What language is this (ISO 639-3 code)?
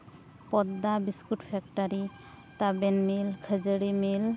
sat